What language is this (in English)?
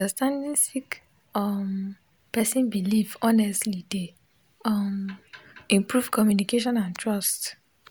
Nigerian Pidgin